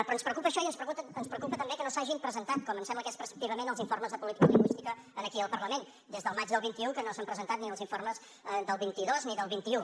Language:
Catalan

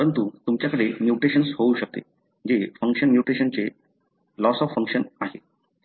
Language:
Marathi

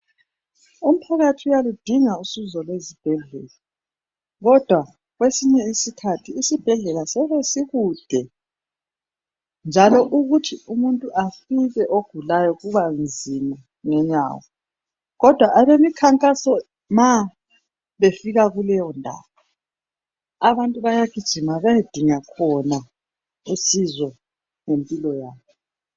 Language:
North Ndebele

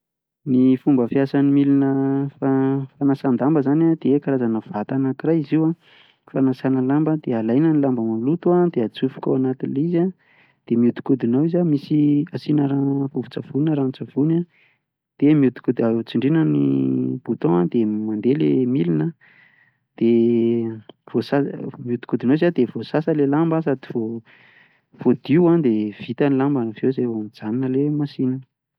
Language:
Malagasy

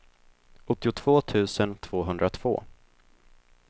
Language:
Swedish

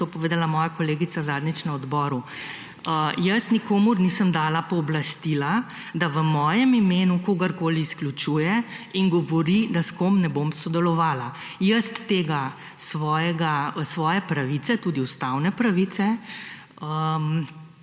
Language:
Slovenian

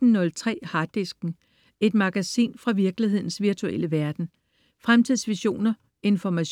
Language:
Danish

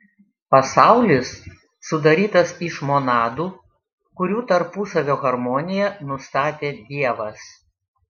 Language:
Lithuanian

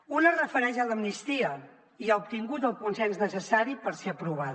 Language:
Catalan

